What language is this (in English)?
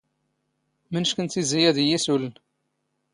Standard Moroccan Tamazight